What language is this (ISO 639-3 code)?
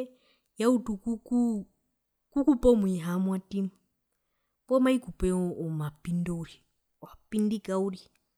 her